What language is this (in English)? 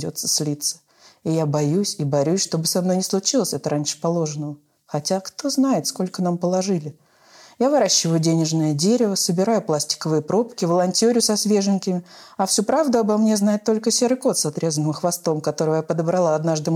Russian